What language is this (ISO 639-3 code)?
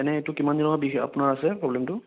asm